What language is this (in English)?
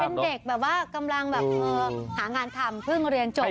Thai